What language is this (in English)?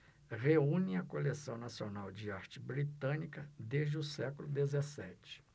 Portuguese